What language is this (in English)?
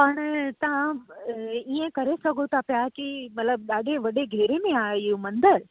Sindhi